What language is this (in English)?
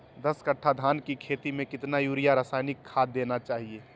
Magahi